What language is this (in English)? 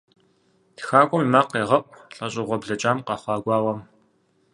Kabardian